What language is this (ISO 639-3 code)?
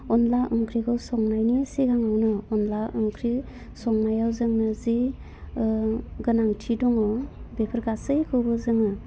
brx